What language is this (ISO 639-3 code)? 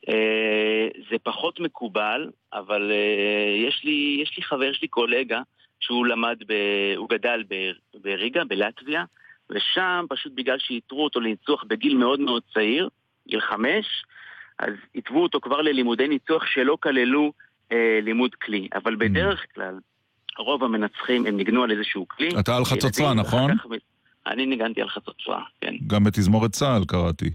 heb